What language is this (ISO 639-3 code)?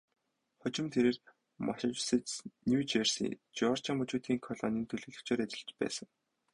mon